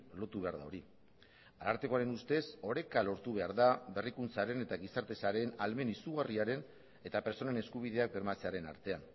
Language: Basque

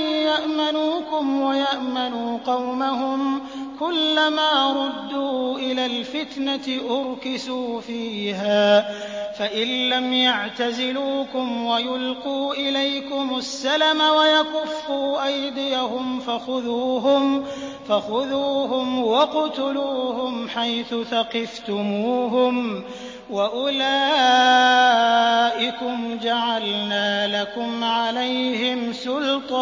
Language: Arabic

